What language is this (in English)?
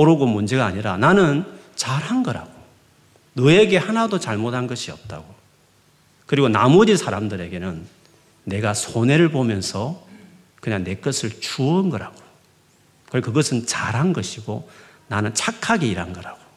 Korean